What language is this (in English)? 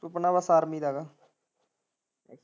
Punjabi